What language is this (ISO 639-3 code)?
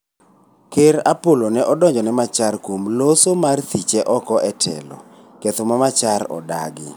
luo